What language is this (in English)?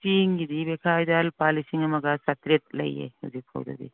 Manipuri